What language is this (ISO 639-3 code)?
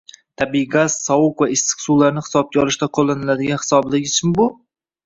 uzb